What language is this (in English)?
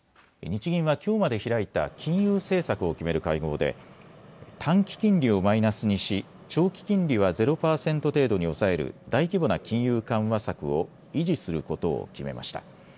Japanese